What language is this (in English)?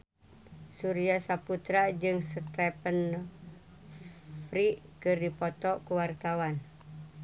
Sundanese